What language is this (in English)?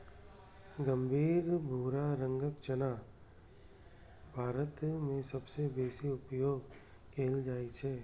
Maithili